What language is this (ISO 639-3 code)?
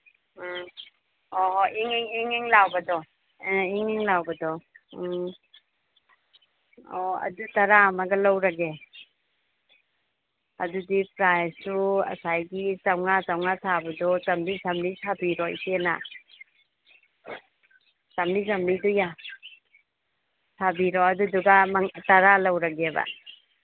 mni